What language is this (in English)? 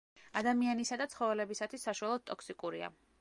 Georgian